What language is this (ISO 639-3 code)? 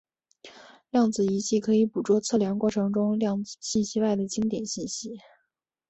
zho